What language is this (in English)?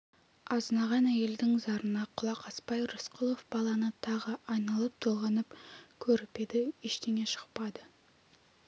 Kazakh